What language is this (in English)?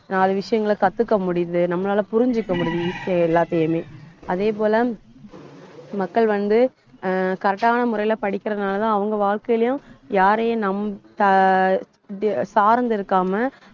Tamil